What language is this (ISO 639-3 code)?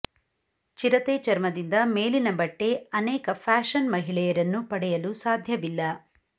kan